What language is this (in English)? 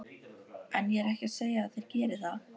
Icelandic